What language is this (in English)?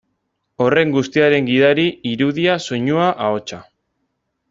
Basque